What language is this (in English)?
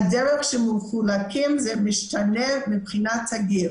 Hebrew